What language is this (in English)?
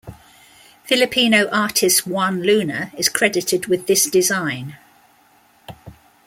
English